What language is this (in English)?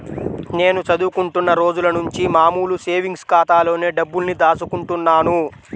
Telugu